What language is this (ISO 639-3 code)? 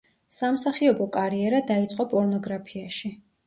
kat